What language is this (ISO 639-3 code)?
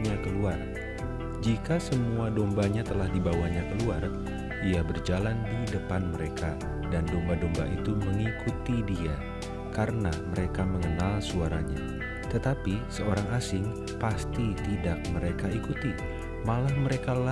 ind